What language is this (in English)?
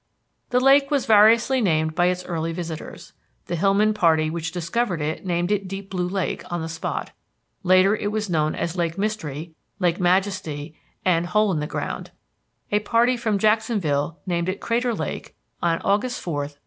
English